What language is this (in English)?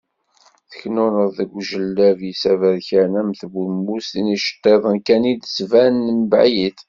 Kabyle